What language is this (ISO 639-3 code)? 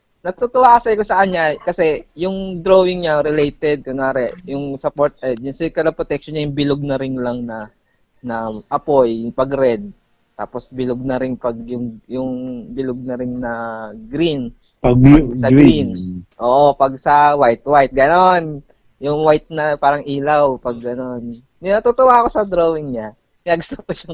fil